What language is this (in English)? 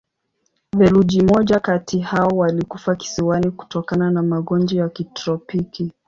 Swahili